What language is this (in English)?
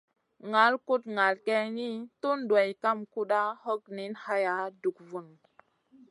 Masana